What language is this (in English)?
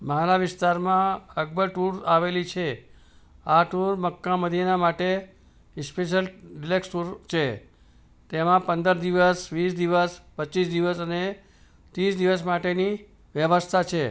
Gujarati